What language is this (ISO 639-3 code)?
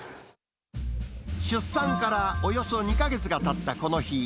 jpn